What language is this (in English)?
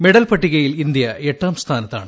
Malayalam